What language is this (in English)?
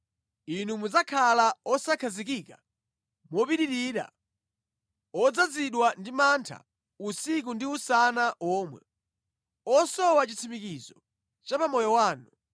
Nyanja